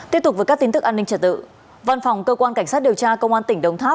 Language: Vietnamese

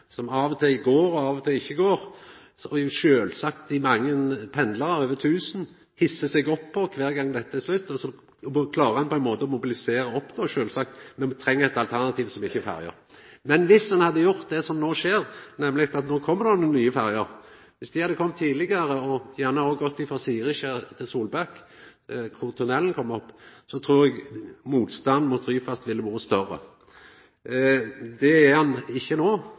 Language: Norwegian Nynorsk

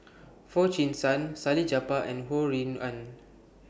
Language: English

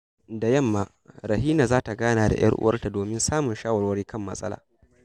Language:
Hausa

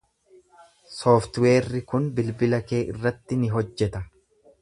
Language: Oromo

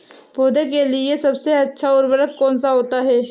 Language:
Hindi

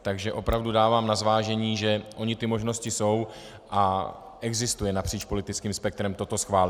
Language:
Czech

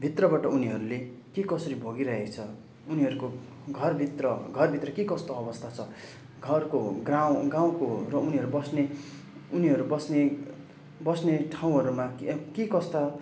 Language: Nepali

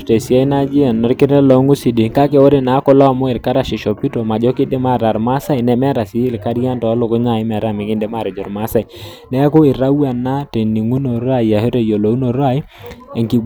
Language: Masai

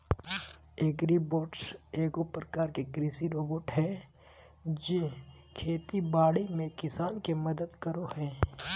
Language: Magahi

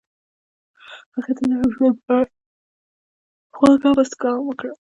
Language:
Pashto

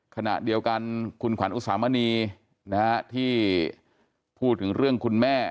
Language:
Thai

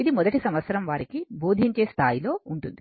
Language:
Telugu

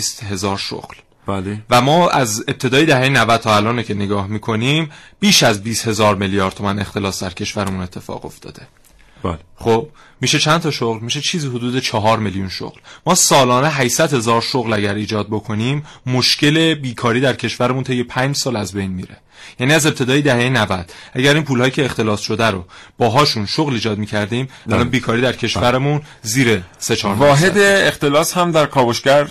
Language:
Persian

